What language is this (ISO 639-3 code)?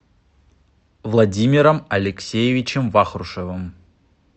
rus